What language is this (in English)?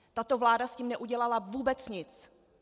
Czech